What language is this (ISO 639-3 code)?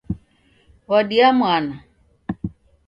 dav